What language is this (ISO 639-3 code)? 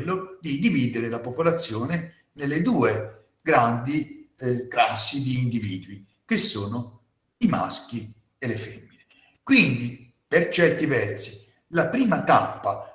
ita